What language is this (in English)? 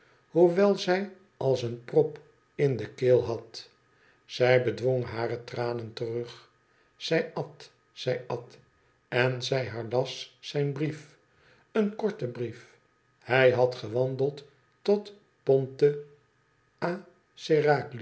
Dutch